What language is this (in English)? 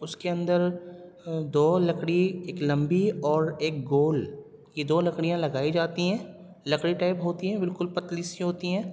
Urdu